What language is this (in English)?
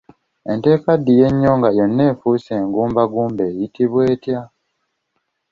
Ganda